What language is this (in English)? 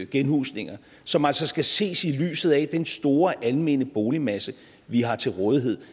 Danish